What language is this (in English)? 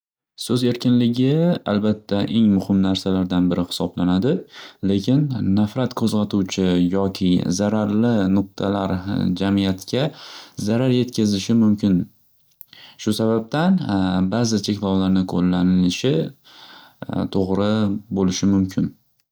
Uzbek